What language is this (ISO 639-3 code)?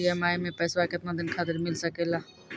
mai